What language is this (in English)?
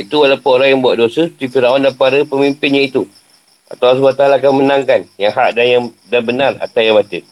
Malay